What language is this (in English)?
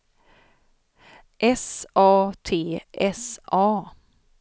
Swedish